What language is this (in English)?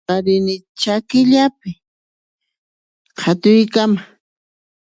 Puno Quechua